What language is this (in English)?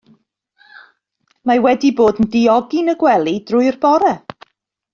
Welsh